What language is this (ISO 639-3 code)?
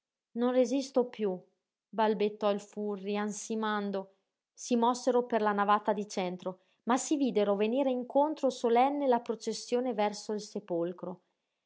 ita